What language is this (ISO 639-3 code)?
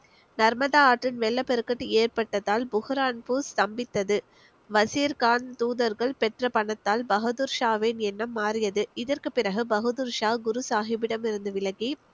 tam